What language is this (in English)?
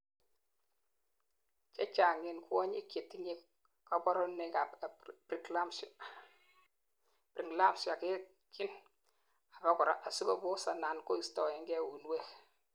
Kalenjin